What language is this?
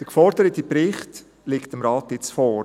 Swiss German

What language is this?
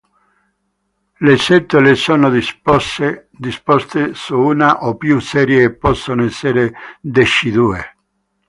Italian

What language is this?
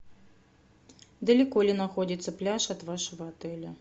Russian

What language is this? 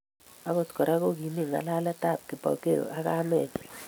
Kalenjin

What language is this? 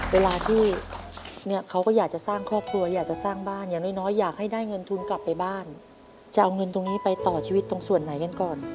Thai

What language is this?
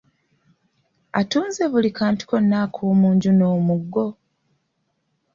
Ganda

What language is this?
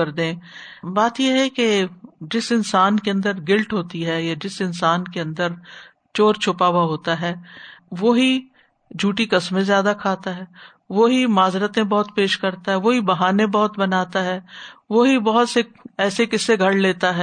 Urdu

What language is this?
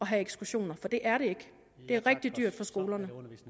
Danish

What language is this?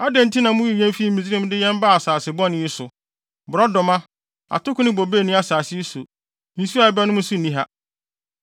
Akan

